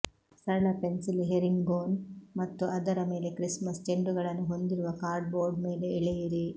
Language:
Kannada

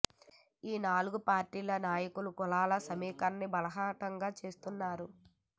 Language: Telugu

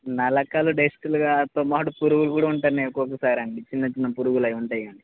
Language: Telugu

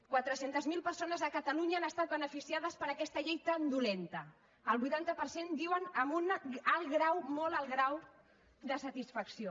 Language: Catalan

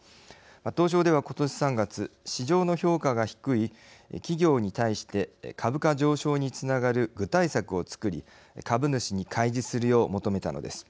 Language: Japanese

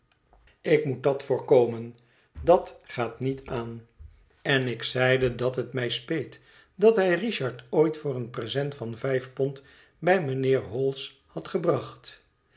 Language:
Dutch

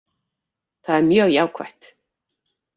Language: Icelandic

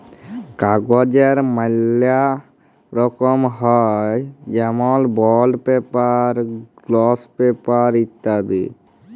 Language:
Bangla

